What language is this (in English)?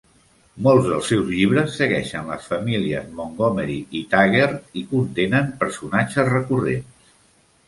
Catalan